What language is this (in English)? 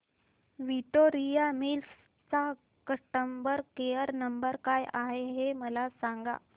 Marathi